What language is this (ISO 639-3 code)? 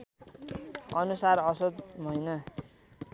nep